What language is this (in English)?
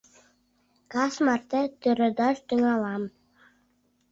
Mari